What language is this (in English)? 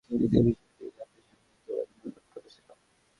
Bangla